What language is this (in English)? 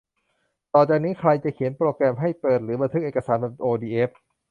Thai